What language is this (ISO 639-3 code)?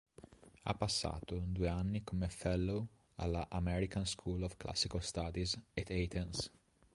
ita